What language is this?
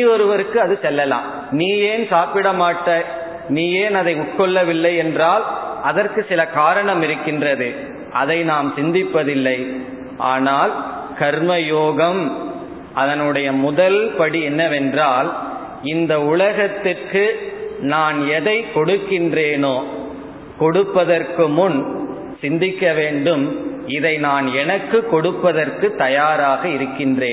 Tamil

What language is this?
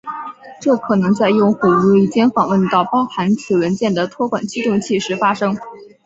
Chinese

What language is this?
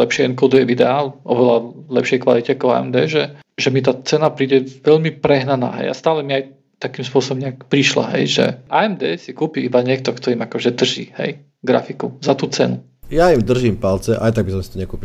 Slovak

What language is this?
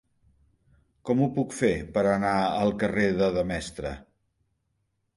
Catalan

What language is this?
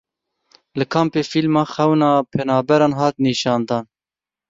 Kurdish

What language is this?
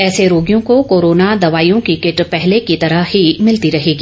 Hindi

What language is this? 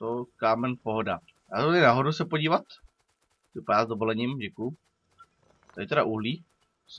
Czech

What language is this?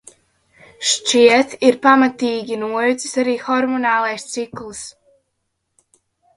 Latvian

